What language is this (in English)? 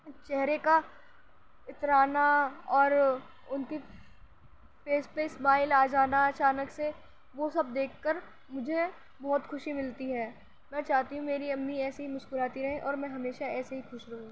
Urdu